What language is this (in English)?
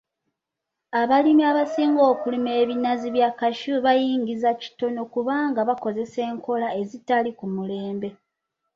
Ganda